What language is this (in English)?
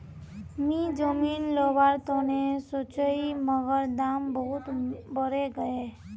Magahi